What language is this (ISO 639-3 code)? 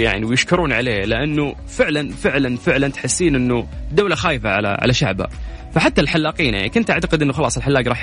ara